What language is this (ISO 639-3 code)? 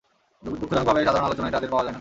ben